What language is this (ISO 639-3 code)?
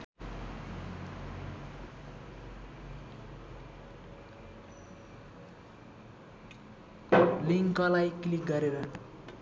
nep